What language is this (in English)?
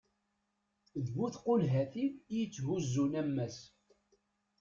Kabyle